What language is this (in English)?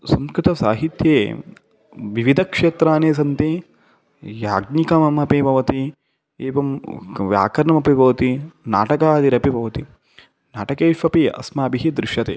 Sanskrit